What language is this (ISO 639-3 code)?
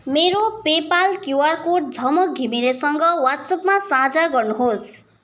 nep